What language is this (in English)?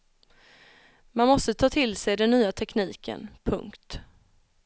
Swedish